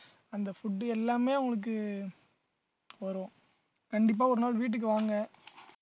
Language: Tamil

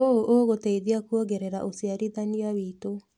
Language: Kikuyu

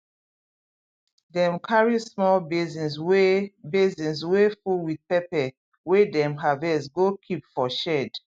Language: Nigerian Pidgin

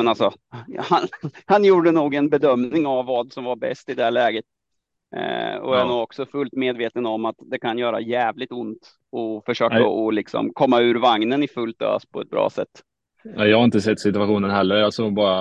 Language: Swedish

